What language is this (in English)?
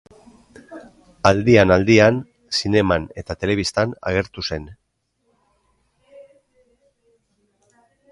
Basque